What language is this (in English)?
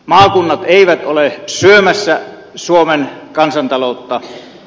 Finnish